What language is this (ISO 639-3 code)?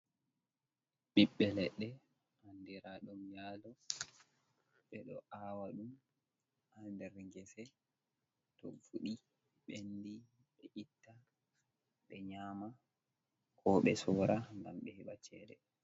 ful